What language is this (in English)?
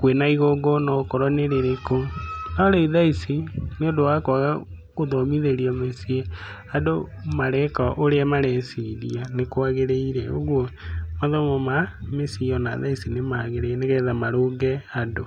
Kikuyu